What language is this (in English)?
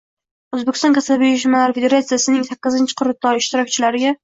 Uzbek